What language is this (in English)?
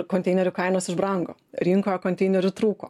Lithuanian